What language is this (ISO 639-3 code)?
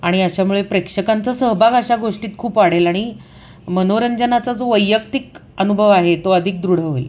mar